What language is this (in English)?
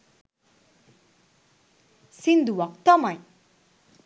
Sinhala